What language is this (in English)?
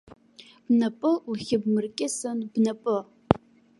Abkhazian